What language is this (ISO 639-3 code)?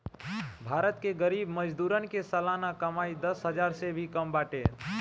bho